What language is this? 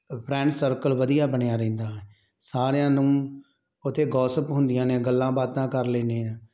Punjabi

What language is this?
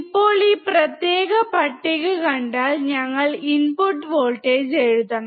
Malayalam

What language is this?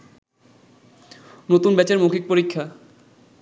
Bangla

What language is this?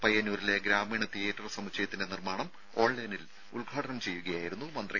Malayalam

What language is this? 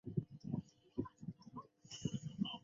Chinese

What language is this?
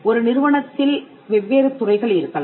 Tamil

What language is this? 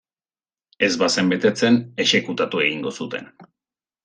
Basque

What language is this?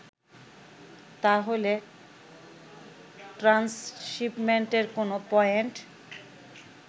Bangla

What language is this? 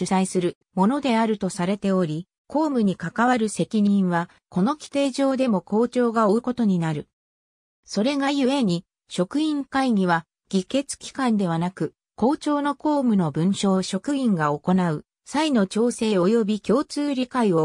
Japanese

